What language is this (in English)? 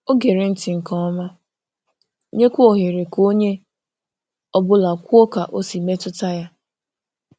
Igbo